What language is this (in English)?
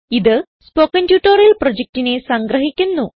Malayalam